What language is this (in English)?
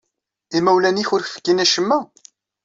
Kabyle